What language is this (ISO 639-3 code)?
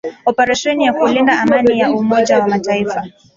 swa